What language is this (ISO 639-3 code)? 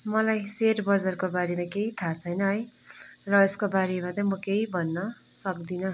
nep